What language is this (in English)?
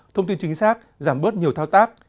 Vietnamese